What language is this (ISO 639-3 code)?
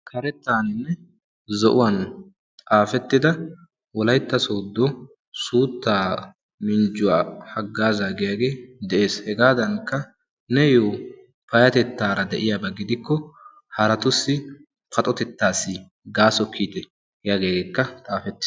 wal